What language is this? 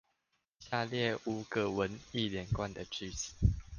Chinese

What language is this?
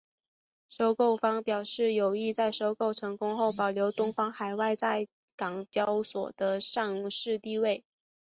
Chinese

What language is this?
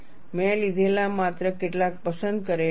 Gujarati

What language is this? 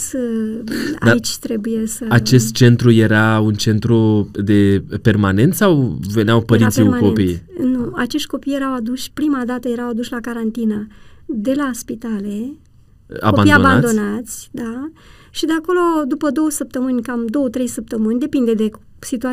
Romanian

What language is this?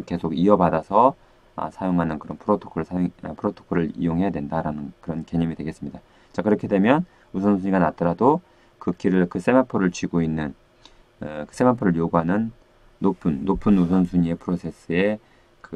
Korean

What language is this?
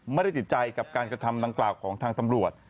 Thai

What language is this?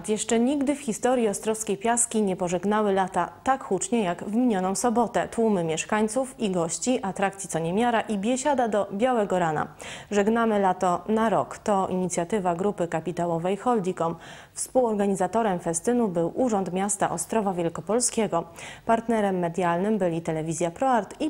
Polish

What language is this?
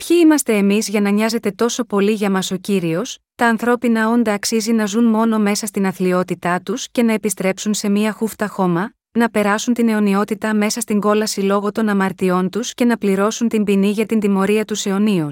Greek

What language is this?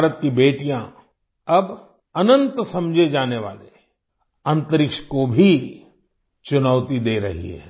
Hindi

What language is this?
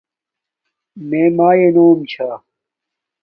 Domaaki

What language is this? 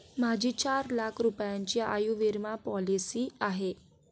Marathi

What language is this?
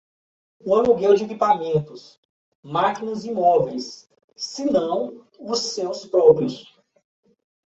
Portuguese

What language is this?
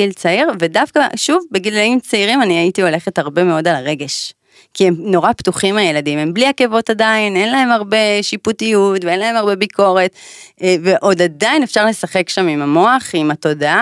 Hebrew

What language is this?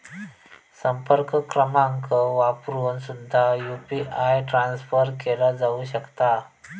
Marathi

